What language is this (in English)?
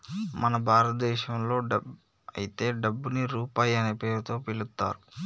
Telugu